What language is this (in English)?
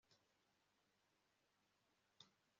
Kinyarwanda